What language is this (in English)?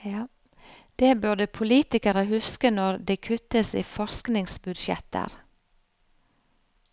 Norwegian